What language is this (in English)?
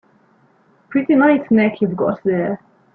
English